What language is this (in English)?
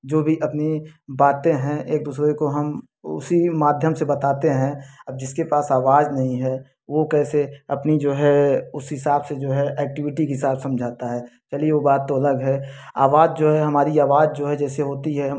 Hindi